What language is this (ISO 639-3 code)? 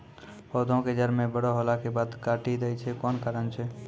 mai